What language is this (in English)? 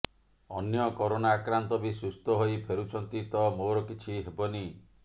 Odia